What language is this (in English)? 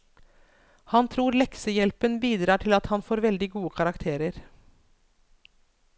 Norwegian